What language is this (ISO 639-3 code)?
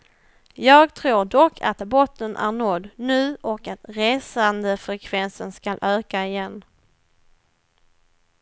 swe